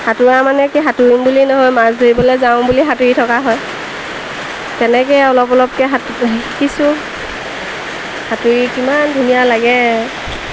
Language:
Assamese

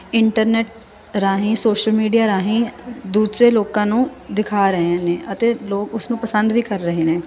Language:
Punjabi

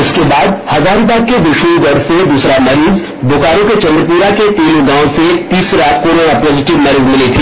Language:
Hindi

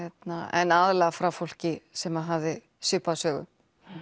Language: Icelandic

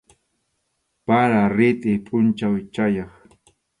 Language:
Arequipa-La Unión Quechua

